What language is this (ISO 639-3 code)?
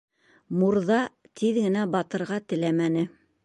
bak